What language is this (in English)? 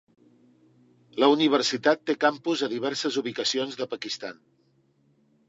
Catalan